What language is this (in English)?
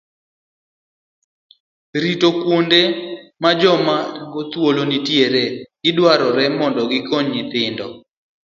Luo (Kenya and Tanzania)